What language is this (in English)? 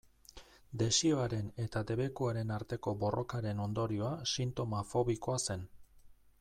Basque